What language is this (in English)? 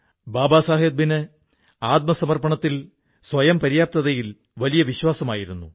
Malayalam